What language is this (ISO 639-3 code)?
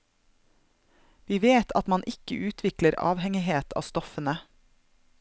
nor